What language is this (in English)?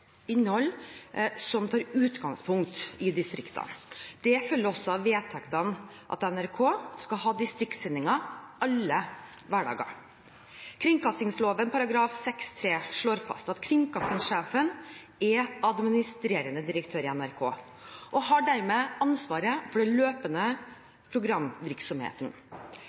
Norwegian Bokmål